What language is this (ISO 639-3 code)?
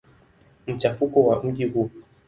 swa